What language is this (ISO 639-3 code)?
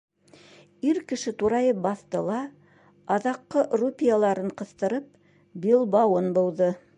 bak